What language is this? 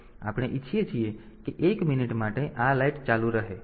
Gujarati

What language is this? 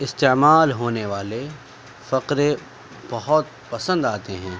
Urdu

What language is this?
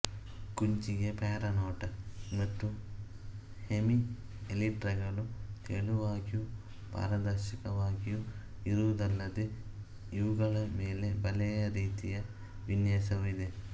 Kannada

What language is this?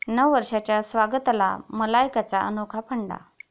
Marathi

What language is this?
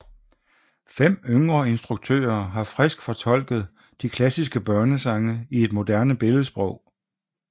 Danish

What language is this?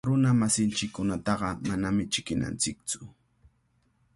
Cajatambo North Lima Quechua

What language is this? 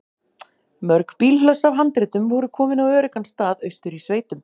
Icelandic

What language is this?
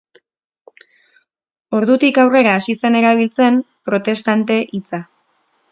Basque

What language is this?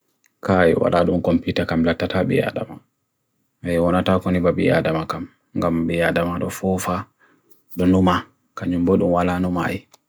Bagirmi Fulfulde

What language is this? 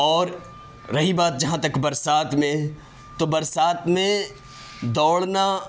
Urdu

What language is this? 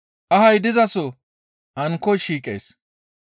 Gamo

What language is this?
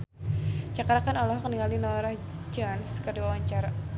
Sundanese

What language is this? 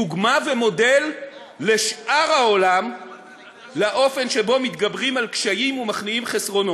Hebrew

